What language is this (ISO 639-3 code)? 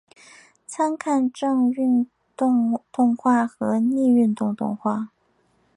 zho